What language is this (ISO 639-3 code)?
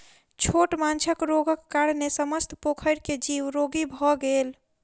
mai